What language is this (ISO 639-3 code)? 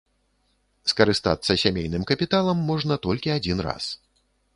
bel